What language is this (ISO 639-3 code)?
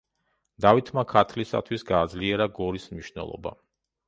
kat